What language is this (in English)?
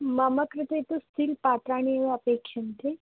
Sanskrit